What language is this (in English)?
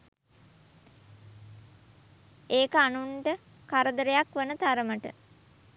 Sinhala